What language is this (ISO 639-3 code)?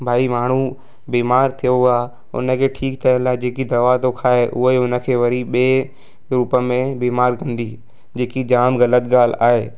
snd